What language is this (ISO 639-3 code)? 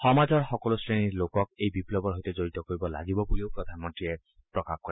asm